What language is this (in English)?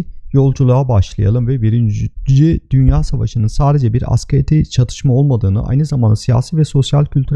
Turkish